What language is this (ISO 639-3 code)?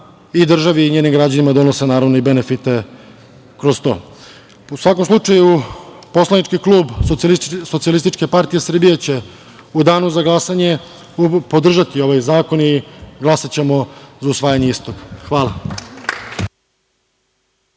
srp